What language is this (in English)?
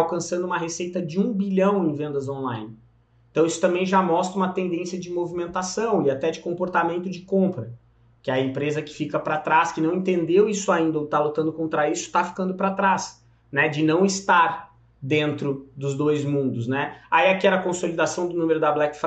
Portuguese